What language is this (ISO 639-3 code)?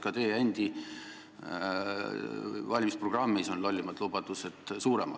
est